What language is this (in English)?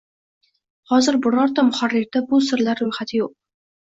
Uzbek